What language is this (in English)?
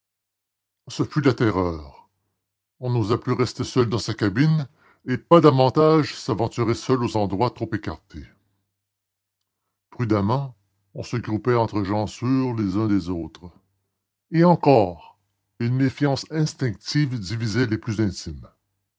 French